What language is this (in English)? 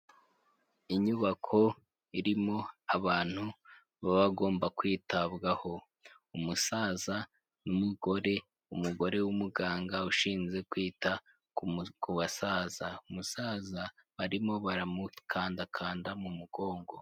Kinyarwanda